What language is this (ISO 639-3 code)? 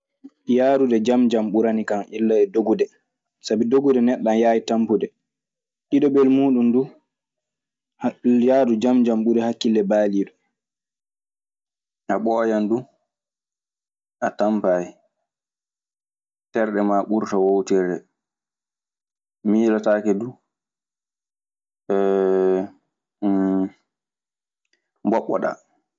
ffm